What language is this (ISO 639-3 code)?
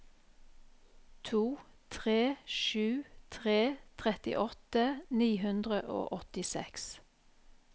nor